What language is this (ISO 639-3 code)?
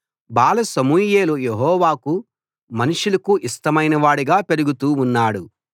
tel